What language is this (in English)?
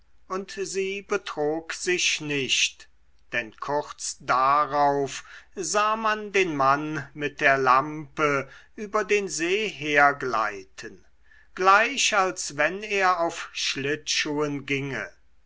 German